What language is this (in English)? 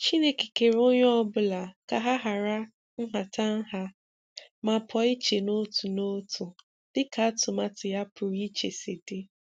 Igbo